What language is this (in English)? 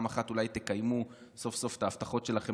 Hebrew